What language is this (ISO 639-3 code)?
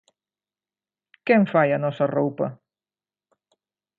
glg